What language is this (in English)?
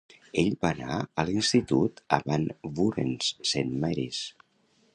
Catalan